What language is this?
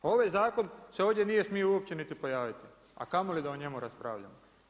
Croatian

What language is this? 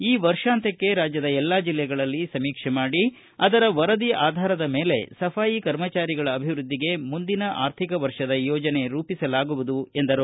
Kannada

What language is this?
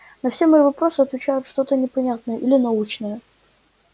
Russian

